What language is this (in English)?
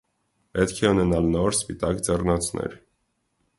Armenian